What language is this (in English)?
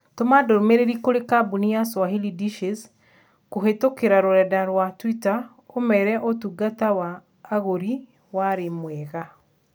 Kikuyu